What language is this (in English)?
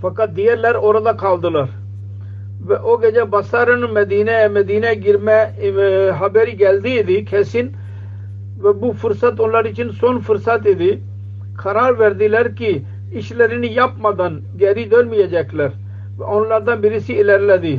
Turkish